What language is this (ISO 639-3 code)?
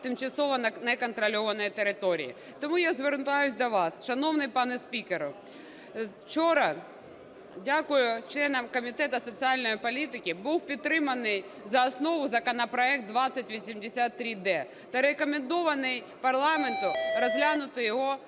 ukr